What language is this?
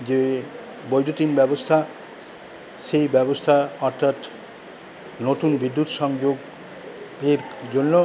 Bangla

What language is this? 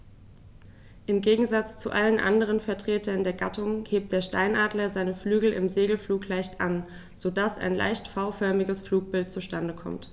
German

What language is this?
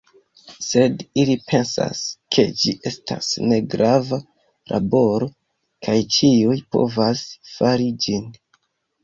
Esperanto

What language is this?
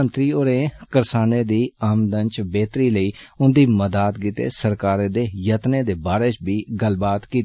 Dogri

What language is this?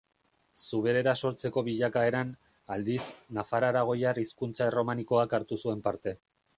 Basque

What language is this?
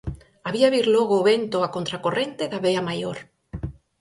Galician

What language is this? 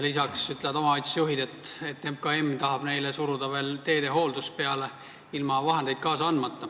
Estonian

